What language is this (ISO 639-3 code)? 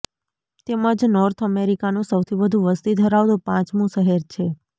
guj